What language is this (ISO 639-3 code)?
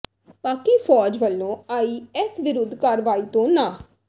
pan